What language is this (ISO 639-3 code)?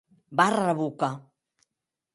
oci